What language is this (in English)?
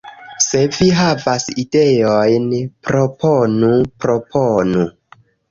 Esperanto